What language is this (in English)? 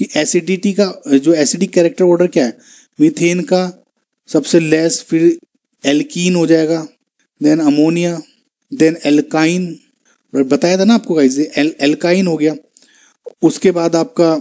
Hindi